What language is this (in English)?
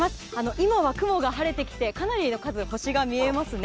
Japanese